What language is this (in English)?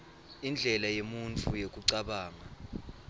Swati